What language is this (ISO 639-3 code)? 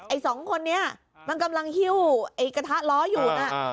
tha